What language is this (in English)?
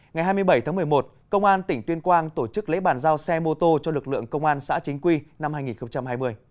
Vietnamese